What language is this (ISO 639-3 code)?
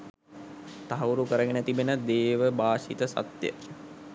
sin